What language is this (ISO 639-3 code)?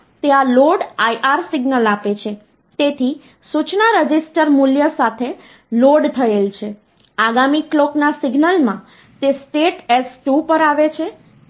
guj